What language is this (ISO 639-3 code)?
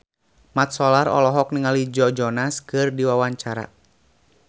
sun